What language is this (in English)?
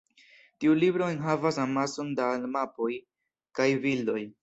Esperanto